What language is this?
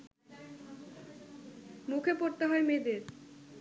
Bangla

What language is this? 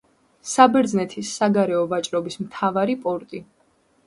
Georgian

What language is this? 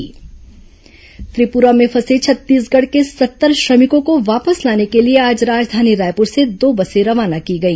Hindi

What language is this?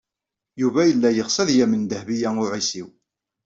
Kabyle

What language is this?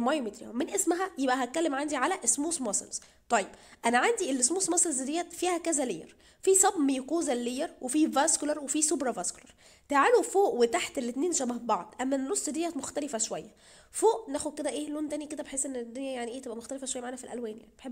Arabic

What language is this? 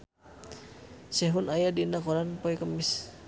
Sundanese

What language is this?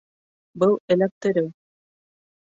Bashkir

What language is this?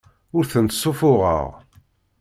Kabyle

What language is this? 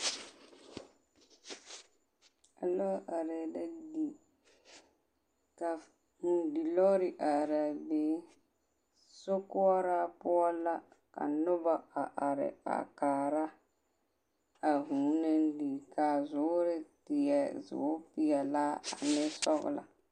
Southern Dagaare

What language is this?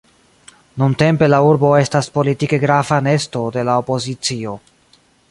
Esperanto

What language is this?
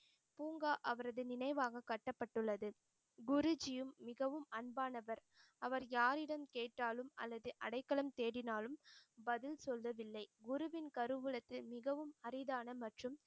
Tamil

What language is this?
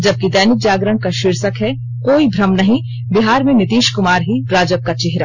Hindi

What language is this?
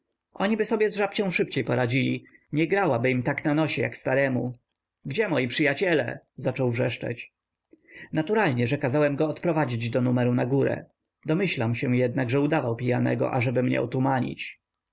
Polish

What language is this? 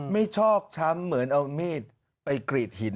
Thai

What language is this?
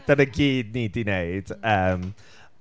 Welsh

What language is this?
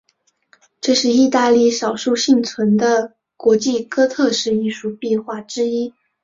Chinese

